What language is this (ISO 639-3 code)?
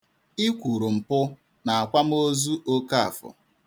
ibo